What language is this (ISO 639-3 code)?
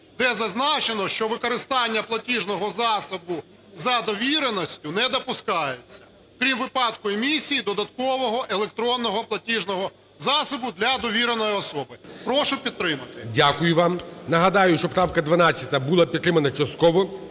ukr